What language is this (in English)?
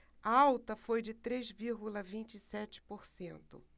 Portuguese